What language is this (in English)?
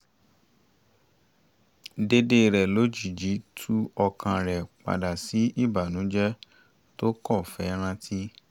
Yoruba